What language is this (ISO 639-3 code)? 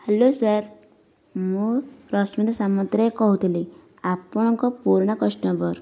ori